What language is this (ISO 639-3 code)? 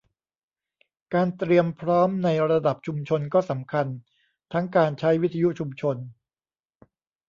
tha